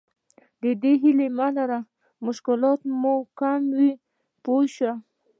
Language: Pashto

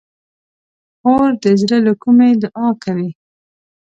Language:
Pashto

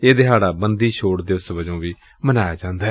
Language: Punjabi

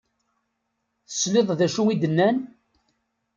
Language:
Kabyle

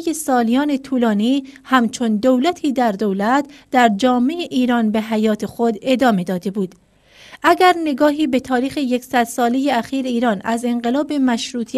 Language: Persian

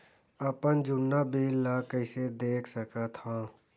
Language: Chhattisgarhi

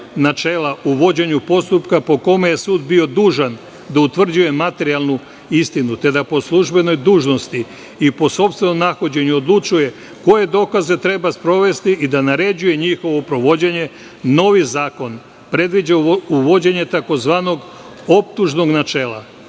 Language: Serbian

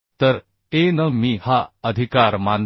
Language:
Marathi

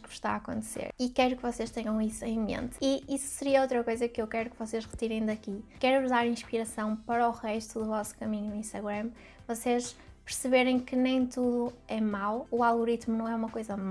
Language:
Portuguese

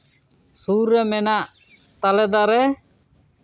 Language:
Santali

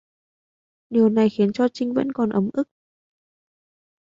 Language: Vietnamese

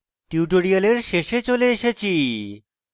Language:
Bangla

